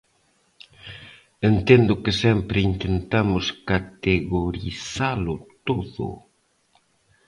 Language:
Galician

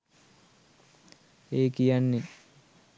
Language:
Sinhala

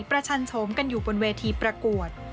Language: Thai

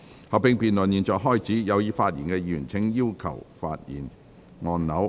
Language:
Cantonese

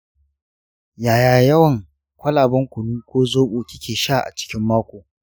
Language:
Hausa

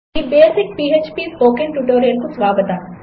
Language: Telugu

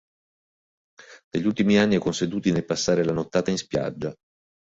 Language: Italian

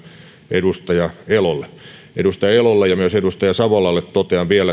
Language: Finnish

